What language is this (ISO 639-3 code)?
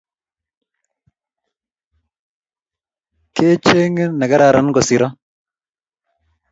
kln